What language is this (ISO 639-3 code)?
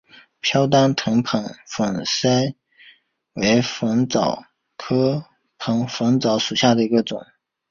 zho